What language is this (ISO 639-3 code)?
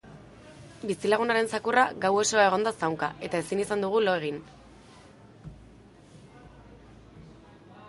eus